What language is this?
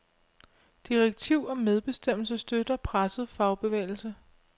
Danish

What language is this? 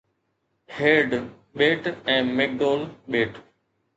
Sindhi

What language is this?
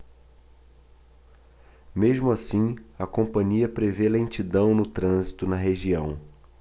Portuguese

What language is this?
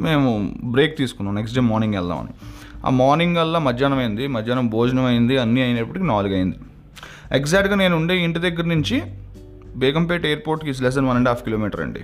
Telugu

